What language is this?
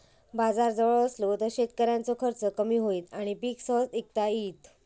Marathi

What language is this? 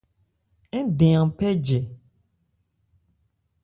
Ebrié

